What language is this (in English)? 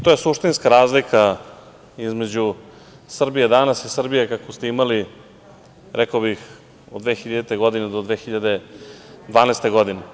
Serbian